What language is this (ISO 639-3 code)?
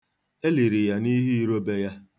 ibo